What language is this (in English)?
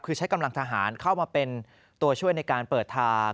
Thai